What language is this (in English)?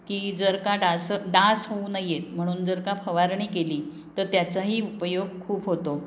Marathi